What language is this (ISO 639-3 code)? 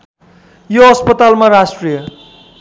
nep